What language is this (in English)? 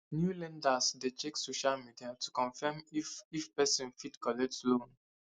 Nigerian Pidgin